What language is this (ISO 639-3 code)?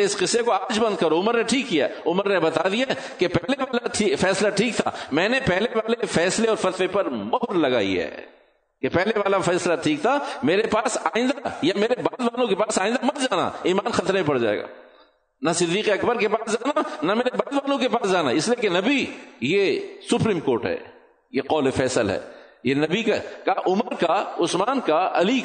urd